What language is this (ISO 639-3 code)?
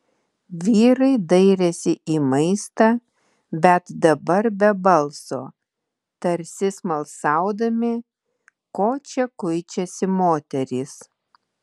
lit